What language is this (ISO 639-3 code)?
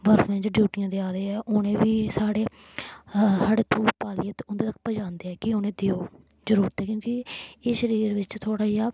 doi